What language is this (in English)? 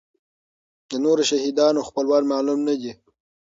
Pashto